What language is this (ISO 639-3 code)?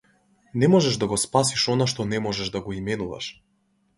mkd